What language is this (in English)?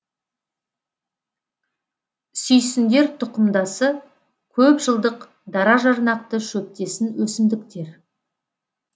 Kazakh